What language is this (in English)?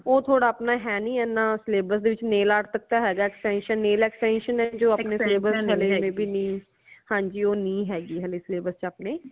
Punjabi